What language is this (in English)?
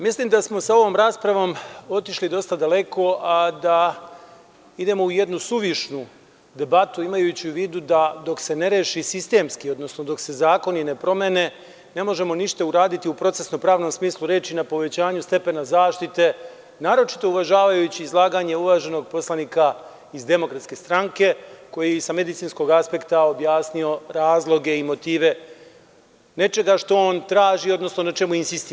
Serbian